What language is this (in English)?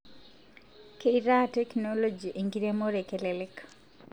Masai